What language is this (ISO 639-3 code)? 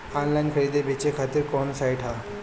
bho